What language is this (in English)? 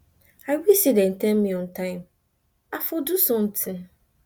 Nigerian Pidgin